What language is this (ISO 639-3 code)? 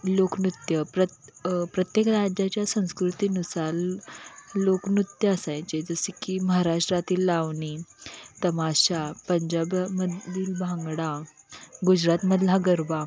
mar